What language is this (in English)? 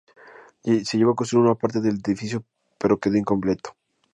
Spanish